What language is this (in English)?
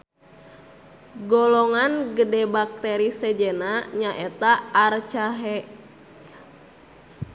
Sundanese